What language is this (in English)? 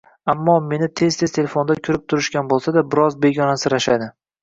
Uzbek